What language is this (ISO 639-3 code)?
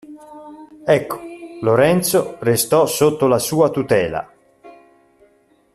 ita